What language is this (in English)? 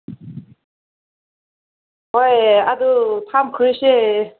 Manipuri